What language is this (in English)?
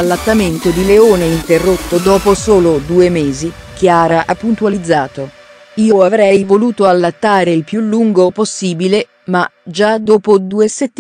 Italian